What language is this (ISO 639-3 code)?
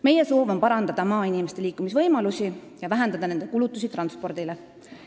est